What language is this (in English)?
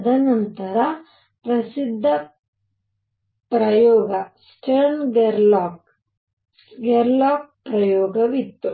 Kannada